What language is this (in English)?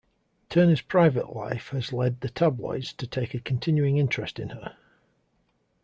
English